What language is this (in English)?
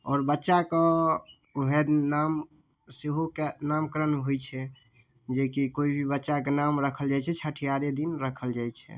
Maithili